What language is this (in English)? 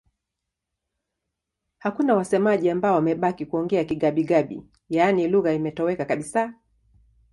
Swahili